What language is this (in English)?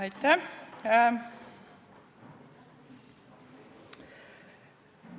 Estonian